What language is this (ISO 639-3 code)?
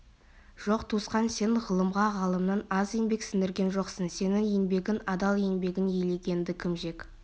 kaz